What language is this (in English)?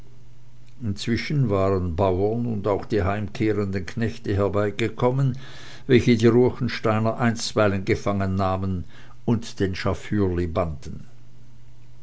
German